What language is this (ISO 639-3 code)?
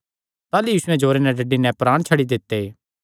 xnr